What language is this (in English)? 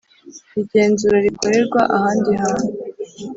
Kinyarwanda